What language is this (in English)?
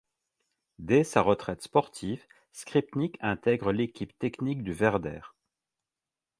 French